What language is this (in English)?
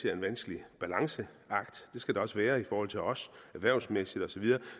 Danish